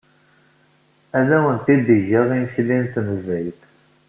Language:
Kabyle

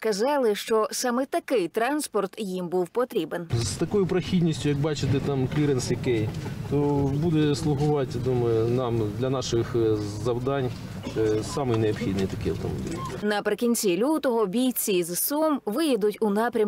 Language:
Ukrainian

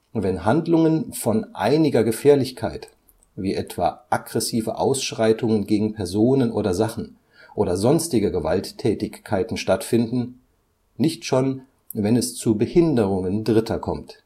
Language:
German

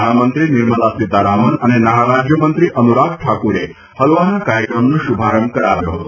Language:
Gujarati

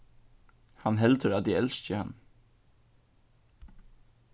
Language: Faroese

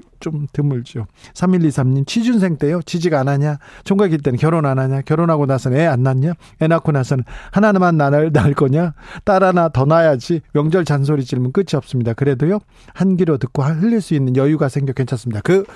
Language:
Korean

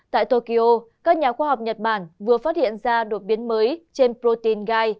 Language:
Vietnamese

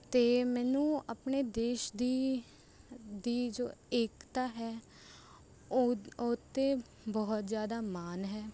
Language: Punjabi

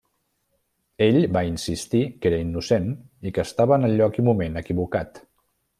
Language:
Catalan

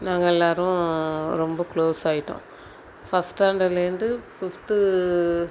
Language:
Tamil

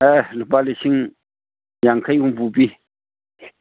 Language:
Manipuri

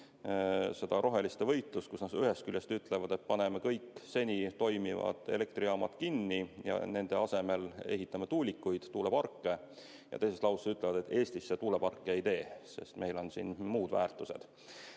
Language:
Estonian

